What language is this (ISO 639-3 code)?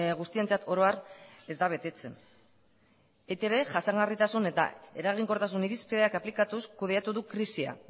eus